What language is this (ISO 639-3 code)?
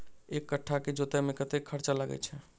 mai